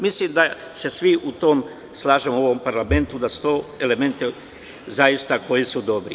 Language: Serbian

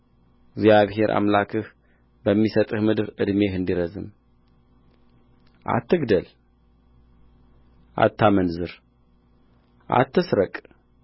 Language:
Amharic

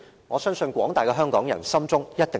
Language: Cantonese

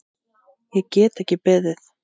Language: Icelandic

